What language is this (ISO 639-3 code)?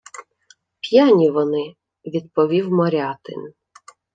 ukr